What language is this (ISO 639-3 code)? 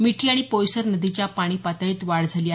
mar